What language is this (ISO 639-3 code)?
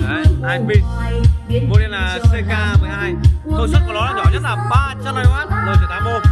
vie